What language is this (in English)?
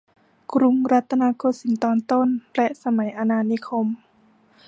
Thai